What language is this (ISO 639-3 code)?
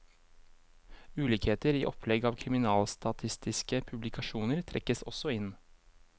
nor